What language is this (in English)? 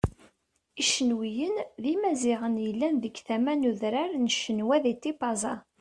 Kabyle